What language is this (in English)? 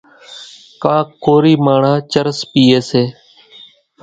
Kachi Koli